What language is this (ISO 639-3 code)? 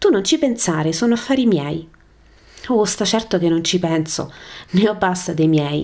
ita